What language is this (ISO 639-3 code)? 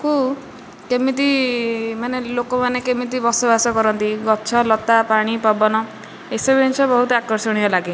ori